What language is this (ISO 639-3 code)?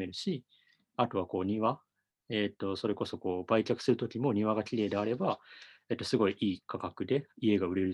jpn